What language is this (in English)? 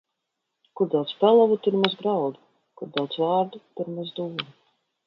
Latvian